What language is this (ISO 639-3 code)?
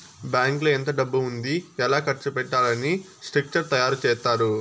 tel